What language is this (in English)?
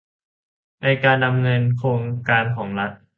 Thai